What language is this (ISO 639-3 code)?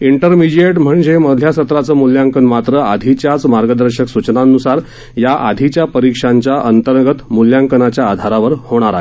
mar